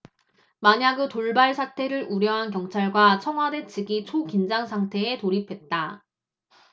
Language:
Korean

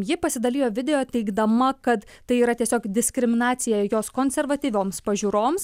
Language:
Lithuanian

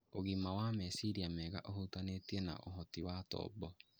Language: Kikuyu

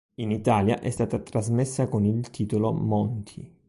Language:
Italian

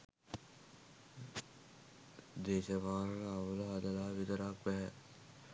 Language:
Sinhala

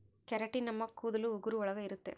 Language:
Kannada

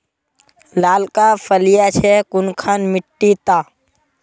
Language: Magahi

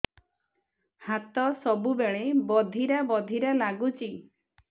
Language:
Odia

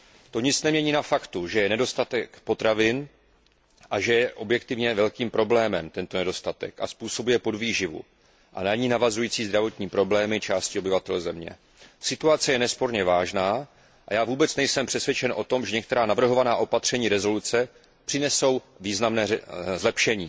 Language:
Czech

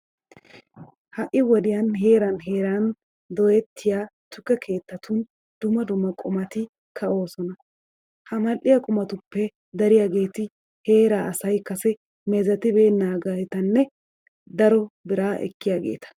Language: Wolaytta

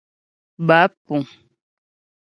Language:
Ghomala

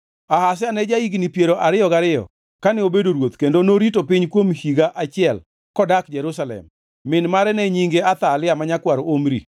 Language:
Luo (Kenya and Tanzania)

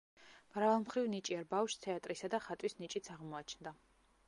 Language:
Georgian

